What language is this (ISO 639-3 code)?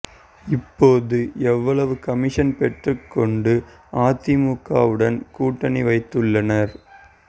tam